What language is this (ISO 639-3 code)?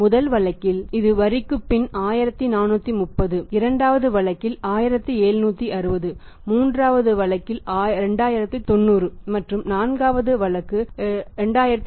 tam